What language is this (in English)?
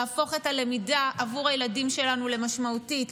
Hebrew